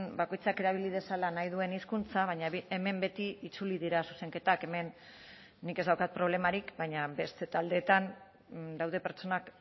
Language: Basque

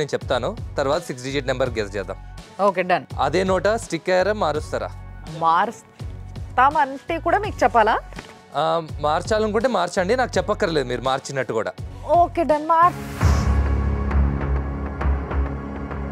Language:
Telugu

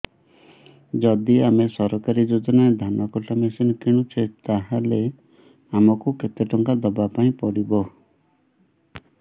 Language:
Odia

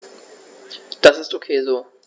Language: German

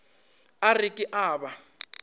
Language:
Northern Sotho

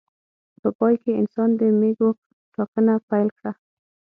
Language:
Pashto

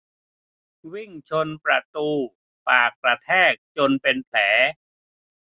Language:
Thai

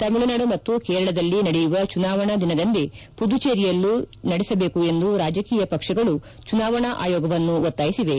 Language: Kannada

